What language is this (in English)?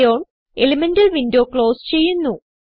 Malayalam